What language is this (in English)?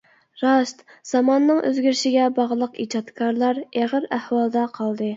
Uyghur